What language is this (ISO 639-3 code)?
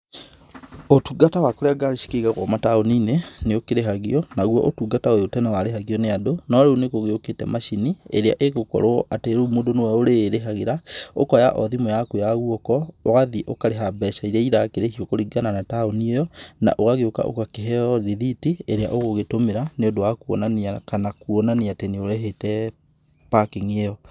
kik